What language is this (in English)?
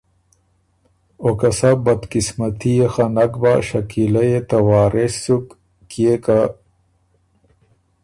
Ormuri